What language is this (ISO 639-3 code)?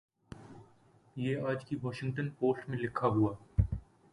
urd